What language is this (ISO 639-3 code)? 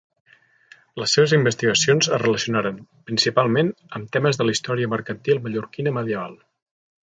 cat